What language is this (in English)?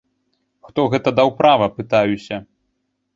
Belarusian